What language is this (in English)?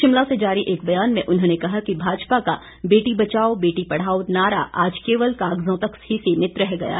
Hindi